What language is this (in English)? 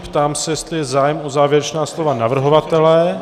Czech